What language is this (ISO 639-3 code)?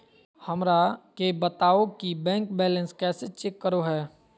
mag